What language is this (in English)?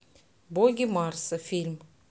Russian